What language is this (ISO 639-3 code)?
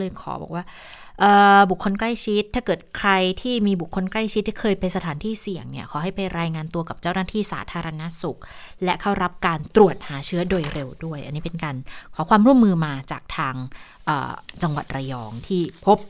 tha